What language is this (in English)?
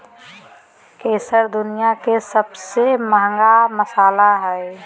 Magahi